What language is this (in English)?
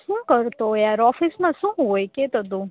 Gujarati